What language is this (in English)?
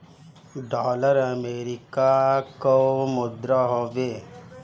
Bhojpuri